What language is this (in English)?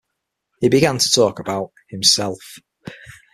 English